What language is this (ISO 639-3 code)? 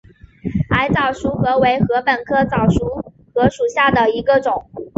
zho